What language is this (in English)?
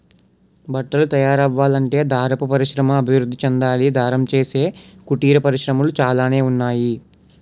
Telugu